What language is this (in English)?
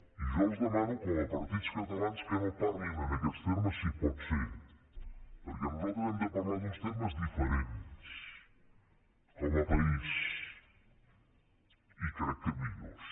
Catalan